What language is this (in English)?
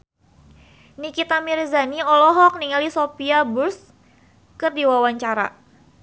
Sundanese